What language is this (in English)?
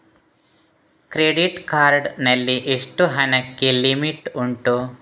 Kannada